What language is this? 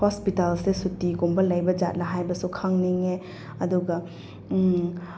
Manipuri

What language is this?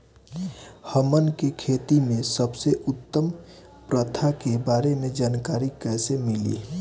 Bhojpuri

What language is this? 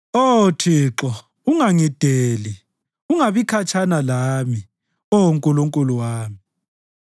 North Ndebele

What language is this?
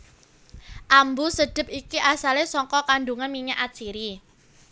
Javanese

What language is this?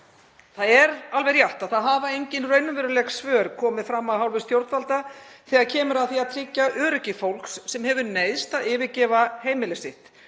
Icelandic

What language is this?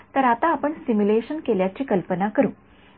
Marathi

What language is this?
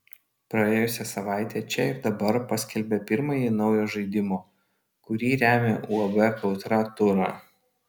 Lithuanian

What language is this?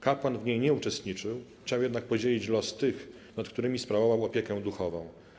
Polish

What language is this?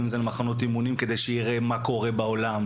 Hebrew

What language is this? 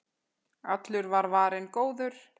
Icelandic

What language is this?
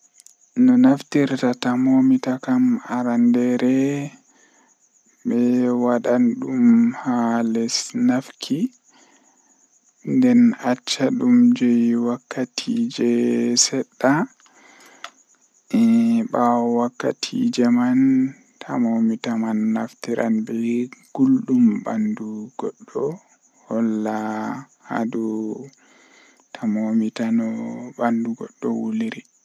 Western Niger Fulfulde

